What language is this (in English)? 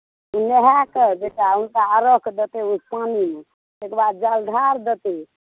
Maithili